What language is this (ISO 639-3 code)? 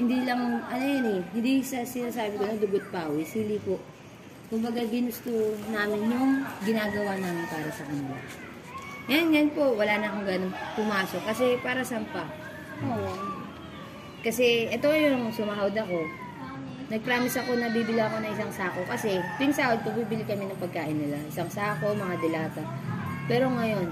fil